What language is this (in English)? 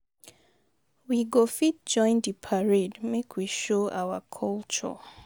Nigerian Pidgin